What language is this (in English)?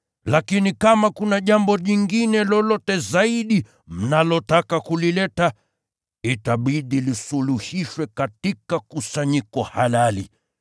Swahili